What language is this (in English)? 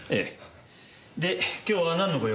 Japanese